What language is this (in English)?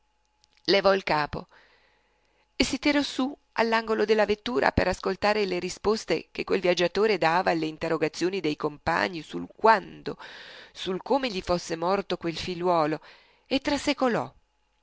Italian